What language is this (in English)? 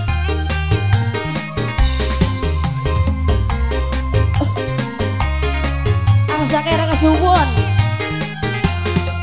Indonesian